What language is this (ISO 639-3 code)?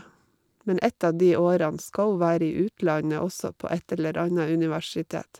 nor